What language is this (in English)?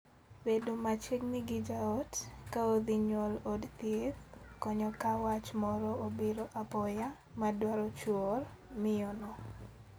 Luo (Kenya and Tanzania)